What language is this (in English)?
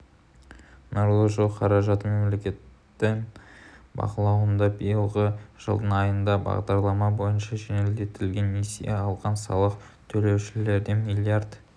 Kazakh